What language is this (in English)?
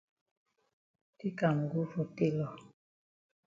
Cameroon Pidgin